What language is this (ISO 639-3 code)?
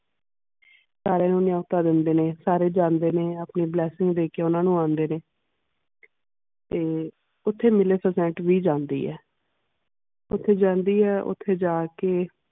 pan